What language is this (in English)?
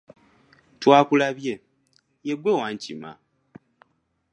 Ganda